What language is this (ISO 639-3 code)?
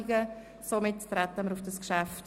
gsw